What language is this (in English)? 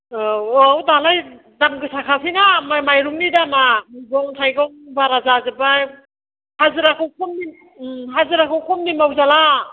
Bodo